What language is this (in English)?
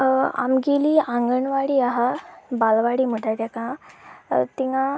Konkani